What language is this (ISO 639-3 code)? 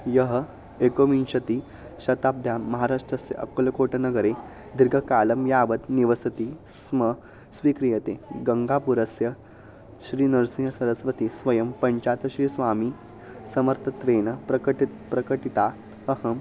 san